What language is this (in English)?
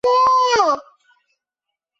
Chinese